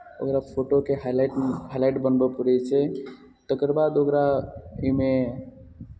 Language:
Maithili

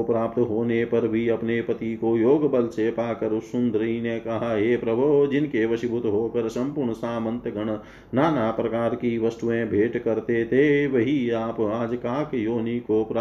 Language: Hindi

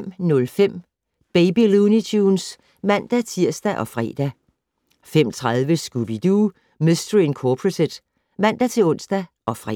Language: Danish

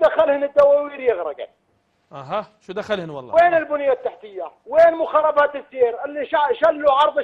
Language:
Arabic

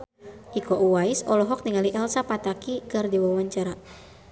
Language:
Sundanese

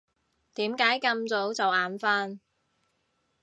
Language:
Cantonese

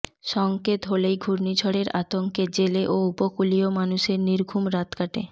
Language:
Bangla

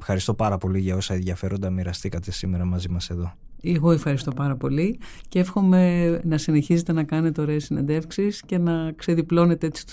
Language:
Greek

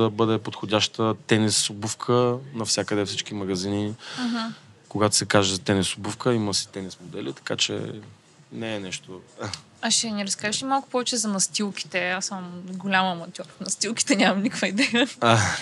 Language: Bulgarian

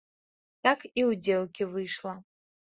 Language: Belarusian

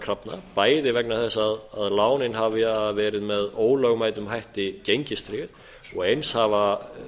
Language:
Icelandic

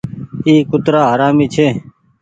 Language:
Goaria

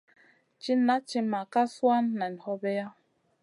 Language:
Masana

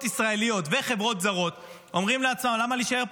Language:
Hebrew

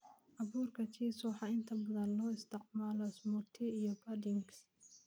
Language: Somali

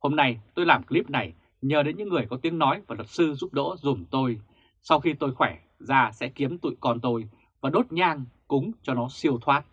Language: Vietnamese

